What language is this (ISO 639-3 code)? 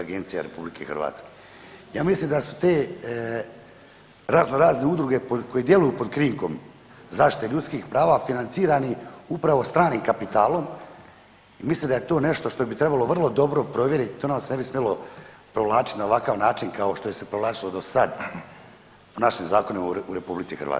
hrv